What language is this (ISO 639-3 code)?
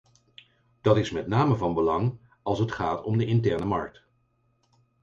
nld